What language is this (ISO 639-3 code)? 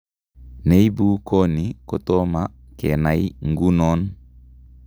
kln